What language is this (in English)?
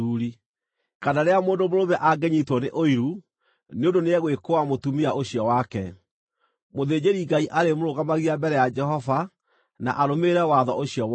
Kikuyu